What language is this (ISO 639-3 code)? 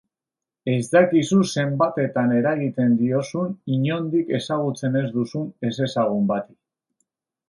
eus